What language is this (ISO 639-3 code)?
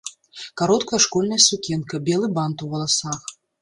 bel